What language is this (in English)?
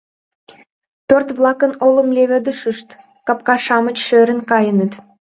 Mari